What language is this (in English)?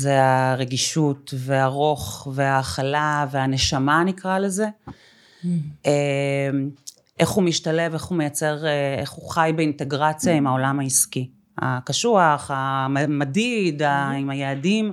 Hebrew